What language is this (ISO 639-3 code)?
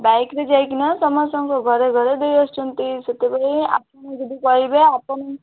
ori